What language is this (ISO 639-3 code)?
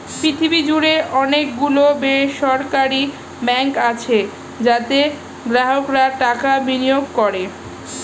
ben